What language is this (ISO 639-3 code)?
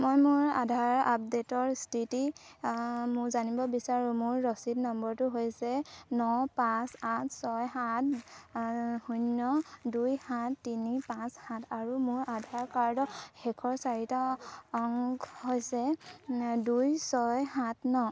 asm